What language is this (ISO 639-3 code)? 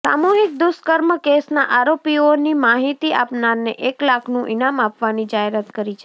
guj